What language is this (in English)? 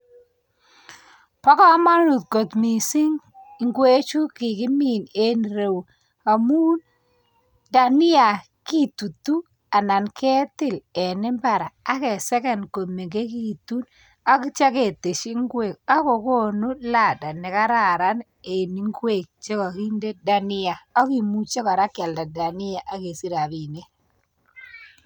Kalenjin